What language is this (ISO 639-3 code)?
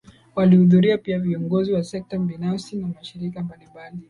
swa